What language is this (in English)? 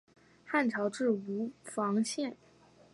Chinese